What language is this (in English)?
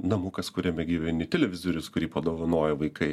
Lithuanian